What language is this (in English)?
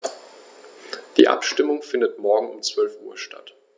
German